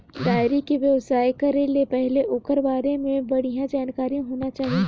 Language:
Chhattisgarhi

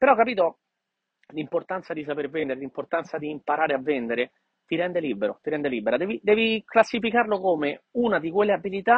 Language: Italian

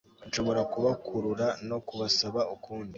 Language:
Kinyarwanda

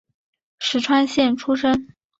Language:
Chinese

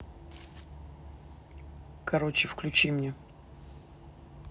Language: Russian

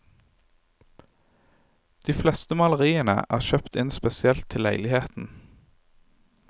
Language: Norwegian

